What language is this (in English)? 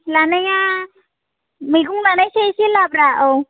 Bodo